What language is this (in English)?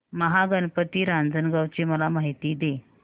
Marathi